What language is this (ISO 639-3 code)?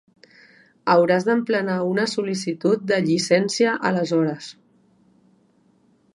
cat